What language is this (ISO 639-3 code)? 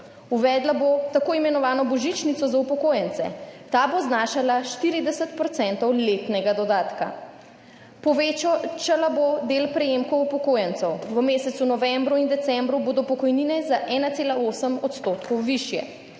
slv